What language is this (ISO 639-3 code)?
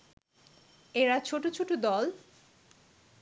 ben